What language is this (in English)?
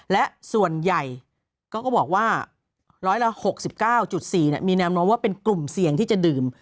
Thai